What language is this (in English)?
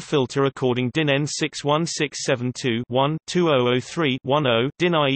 English